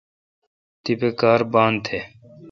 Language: Kalkoti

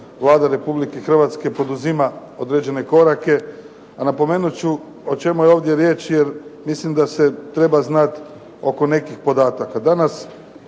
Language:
Croatian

